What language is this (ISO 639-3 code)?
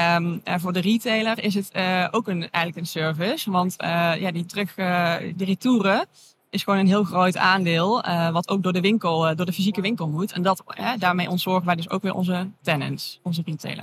nld